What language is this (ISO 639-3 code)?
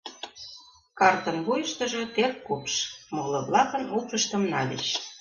chm